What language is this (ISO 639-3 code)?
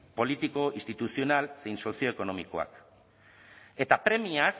eus